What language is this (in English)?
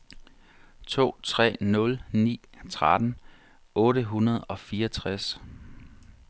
Danish